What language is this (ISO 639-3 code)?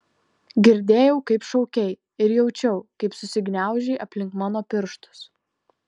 lit